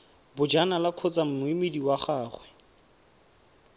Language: Tswana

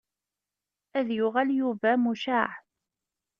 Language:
Kabyle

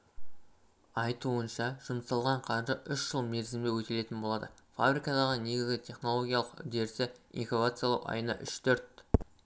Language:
Kazakh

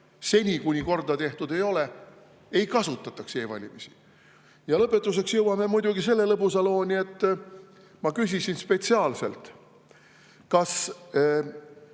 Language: Estonian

